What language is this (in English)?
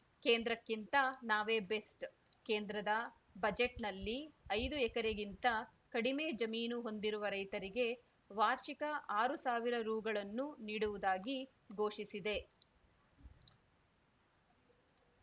Kannada